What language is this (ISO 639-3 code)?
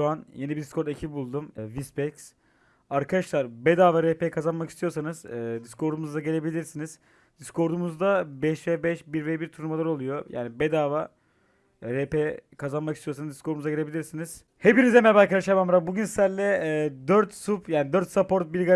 tur